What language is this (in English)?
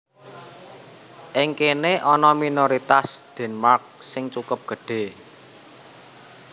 Javanese